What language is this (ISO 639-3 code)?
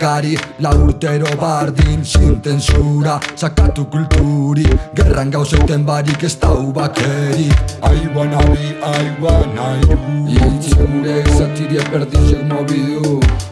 ita